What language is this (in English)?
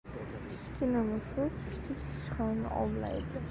Uzbek